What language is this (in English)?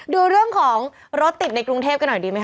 Thai